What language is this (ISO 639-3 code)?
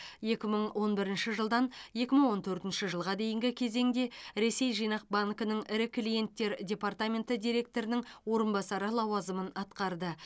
kaz